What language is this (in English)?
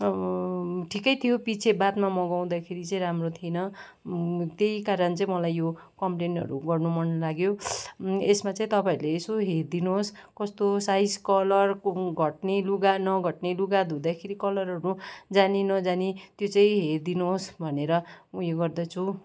Nepali